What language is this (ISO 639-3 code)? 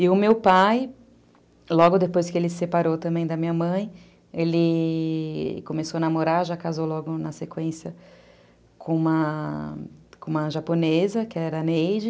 por